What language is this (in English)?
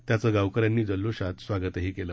Marathi